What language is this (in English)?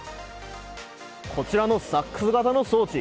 Japanese